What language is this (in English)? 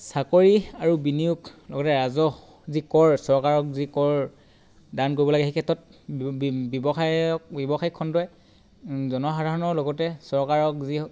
Assamese